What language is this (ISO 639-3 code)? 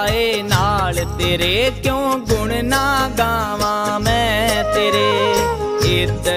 hin